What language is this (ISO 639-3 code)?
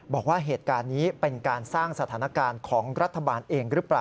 tha